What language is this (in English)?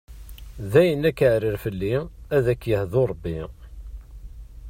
Kabyle